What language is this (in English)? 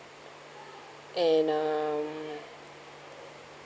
English